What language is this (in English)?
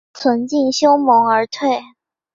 Chinese